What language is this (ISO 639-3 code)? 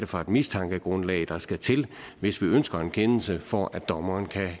dan